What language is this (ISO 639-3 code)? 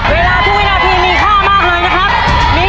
tha